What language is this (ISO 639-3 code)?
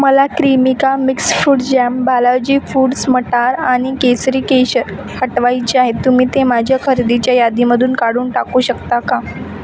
mar